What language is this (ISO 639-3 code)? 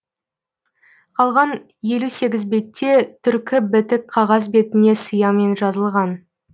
kaz